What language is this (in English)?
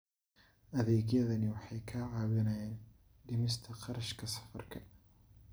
Somali